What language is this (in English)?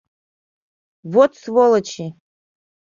Mari